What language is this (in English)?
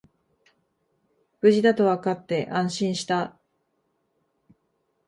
Japanese